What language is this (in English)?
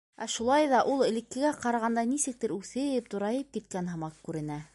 Bashkir